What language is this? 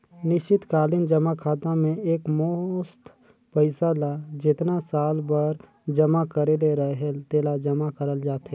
Chhattisgarhi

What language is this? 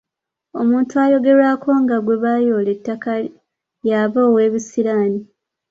Ganda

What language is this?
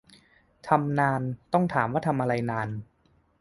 Thai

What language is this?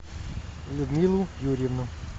Russian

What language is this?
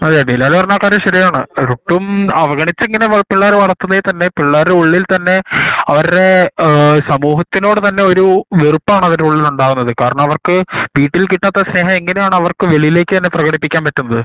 Malayalam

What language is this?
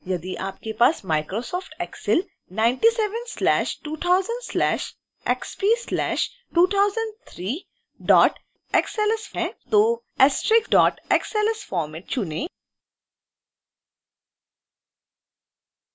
Hindi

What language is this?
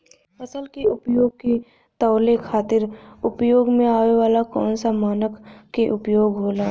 Bhojpuri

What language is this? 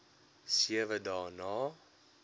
Afrikaans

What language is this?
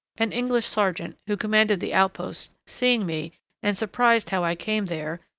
English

